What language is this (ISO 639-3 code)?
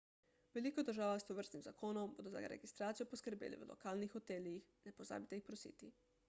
slv